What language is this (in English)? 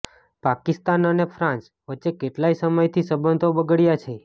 Gujarati